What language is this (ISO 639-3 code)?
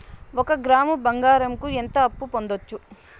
tel